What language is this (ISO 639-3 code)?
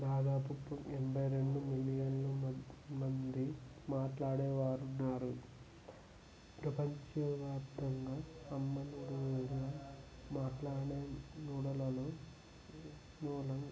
tel